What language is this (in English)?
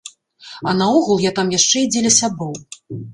Belarusian